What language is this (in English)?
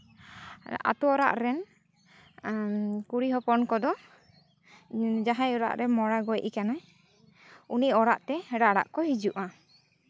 Santali